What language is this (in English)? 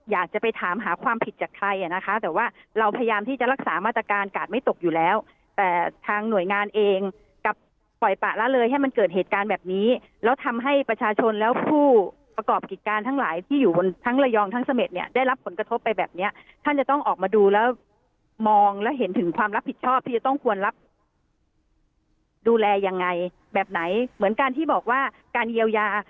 Thai